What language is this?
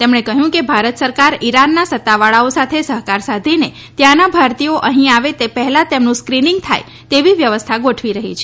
Gujarati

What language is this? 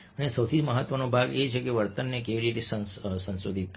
Gujarati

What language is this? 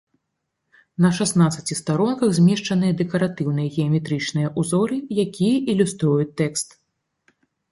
Belarusian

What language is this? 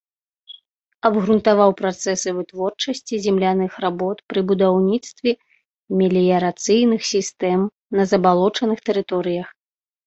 Belarusian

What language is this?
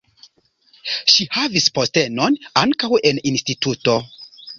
Esperanto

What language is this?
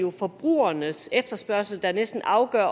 Danish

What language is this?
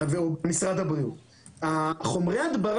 Hebrew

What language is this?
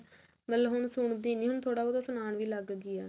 Punjabi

